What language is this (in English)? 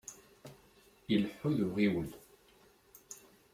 Kabyle